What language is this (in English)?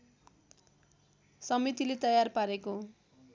Nepali